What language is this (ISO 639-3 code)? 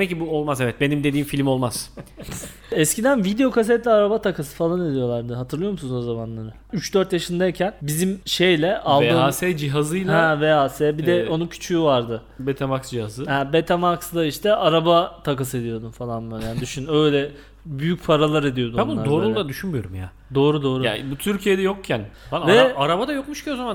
tur